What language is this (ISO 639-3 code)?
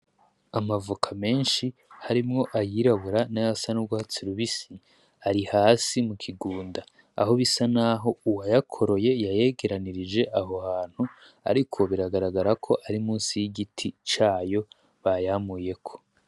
run